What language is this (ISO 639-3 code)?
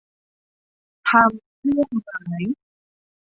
tha